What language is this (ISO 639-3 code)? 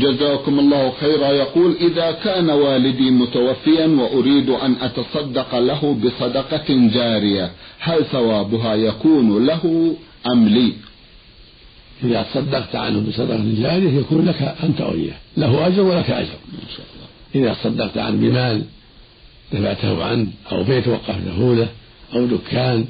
ara